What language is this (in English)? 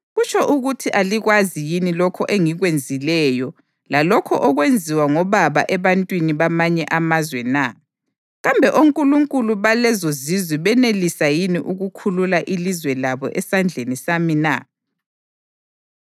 North Ndebele